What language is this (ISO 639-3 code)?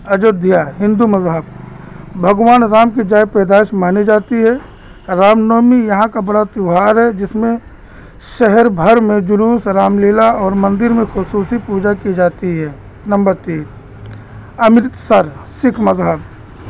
urd